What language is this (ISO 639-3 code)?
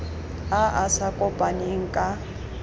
tsn